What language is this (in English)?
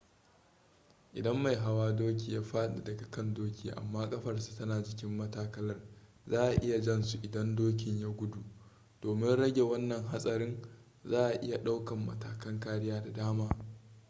Hausa